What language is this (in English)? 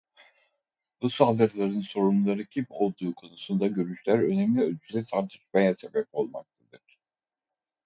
Turkish